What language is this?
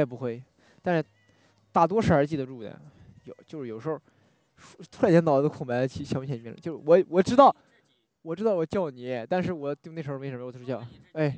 Chinese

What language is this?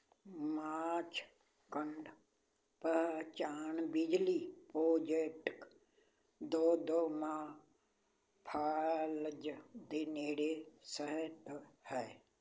Punjabi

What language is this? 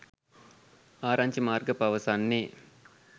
Sinhala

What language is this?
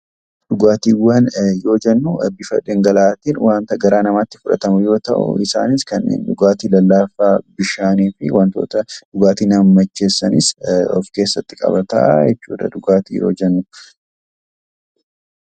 Oromo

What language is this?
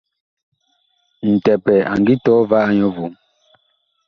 Bakoko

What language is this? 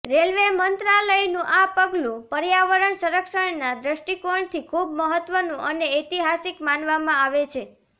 Gujarati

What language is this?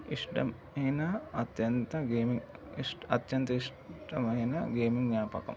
Telugu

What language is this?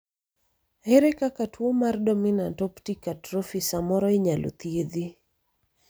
Luo (Kenya and Tanzania)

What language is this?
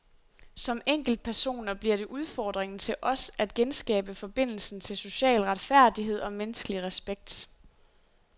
Danish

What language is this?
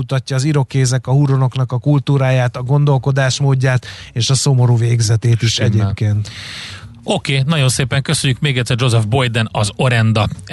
Hungarian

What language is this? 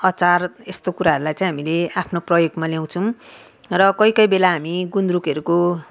Nepali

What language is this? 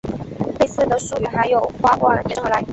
Chinese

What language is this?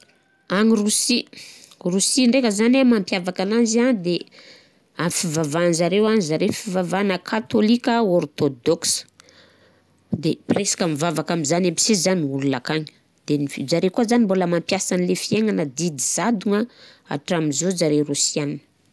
Southern Betsimisaraka Malagasy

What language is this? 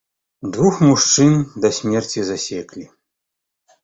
Belarusian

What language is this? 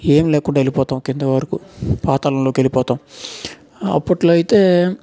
Telugu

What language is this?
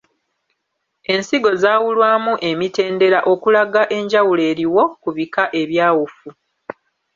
Ganda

